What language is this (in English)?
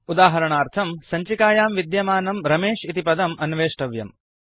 Sanskrit